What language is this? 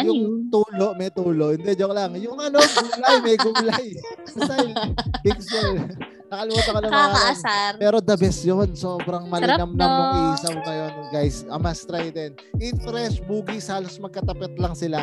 Filipino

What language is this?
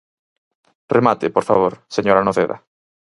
Galician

